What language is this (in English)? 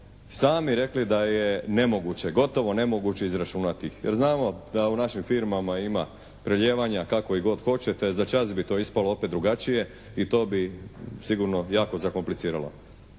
Croatian